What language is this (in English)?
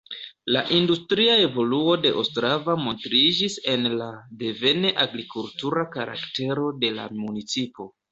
Esperanto